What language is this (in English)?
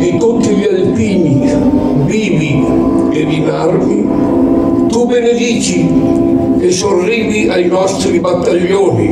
Italian